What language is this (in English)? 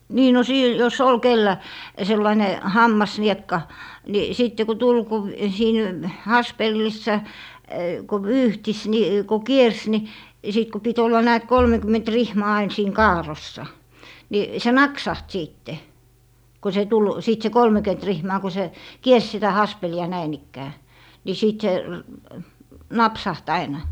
Finnish